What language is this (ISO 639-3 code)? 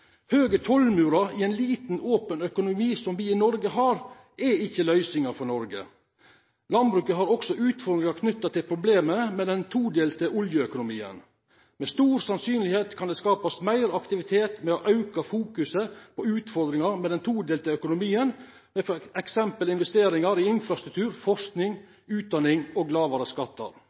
nno